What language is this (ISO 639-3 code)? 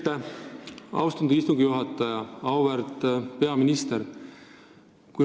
est